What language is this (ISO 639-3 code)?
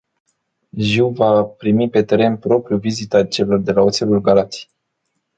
ron